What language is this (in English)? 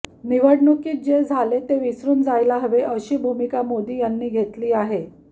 Marathi